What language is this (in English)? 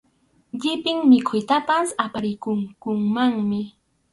Arequipa-La Unión Quechua